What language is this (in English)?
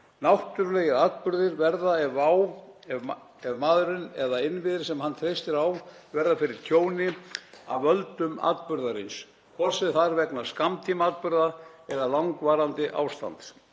Icelandic